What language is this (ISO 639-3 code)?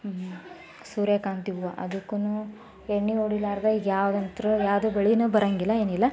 kan